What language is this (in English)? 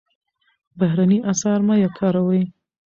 Pashto